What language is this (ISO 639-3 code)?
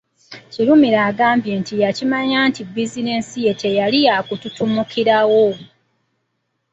lug